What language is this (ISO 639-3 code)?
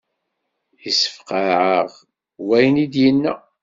kab